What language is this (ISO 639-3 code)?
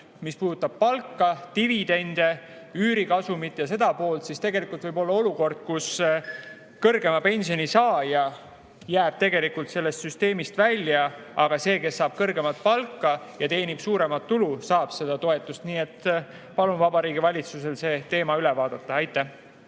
est